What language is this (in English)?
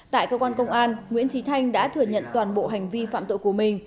Vietnamese